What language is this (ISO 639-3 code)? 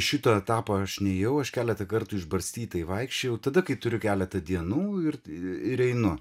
lit